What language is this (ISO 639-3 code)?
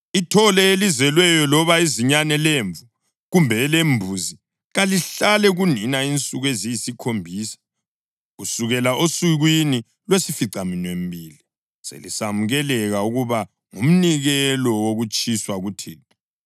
nde